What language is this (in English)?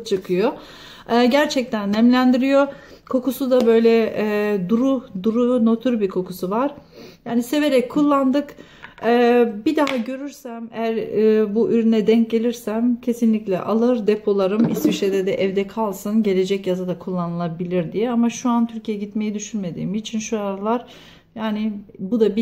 Turkish